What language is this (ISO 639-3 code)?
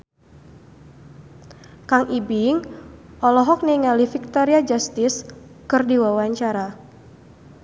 sun